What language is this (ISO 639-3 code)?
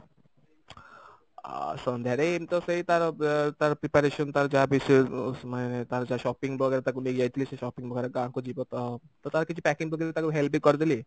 ori